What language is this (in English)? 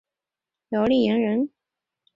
Chinese